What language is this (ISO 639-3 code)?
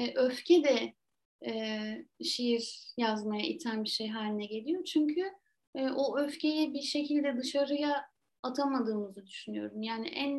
tur